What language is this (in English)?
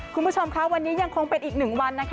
Thai